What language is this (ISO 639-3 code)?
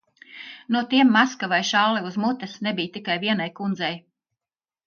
lav